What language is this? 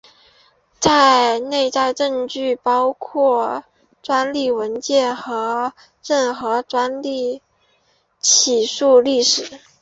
Chinese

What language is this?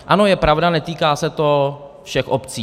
Czech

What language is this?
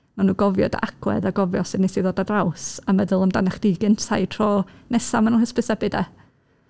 Welsh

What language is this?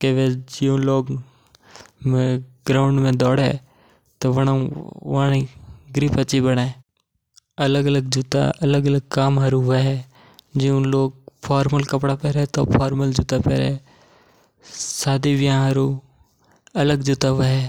Mewari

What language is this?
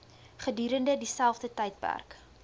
Afrikaans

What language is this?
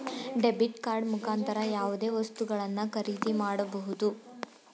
Kannada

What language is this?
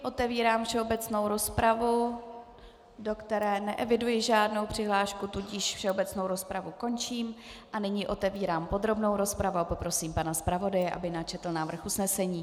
Czech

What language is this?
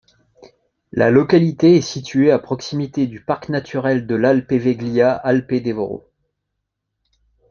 French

